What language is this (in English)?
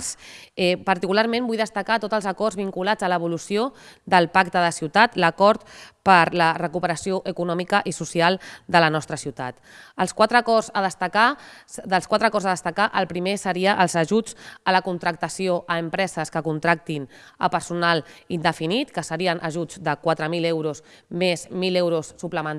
Catalan